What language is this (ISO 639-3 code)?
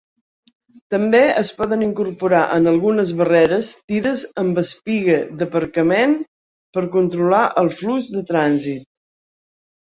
cat